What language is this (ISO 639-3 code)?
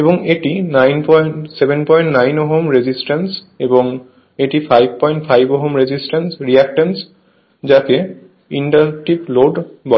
ben